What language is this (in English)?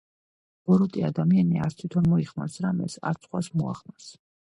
Georgian